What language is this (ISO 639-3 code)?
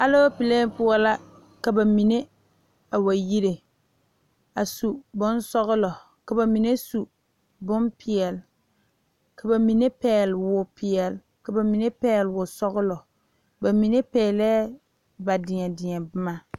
dga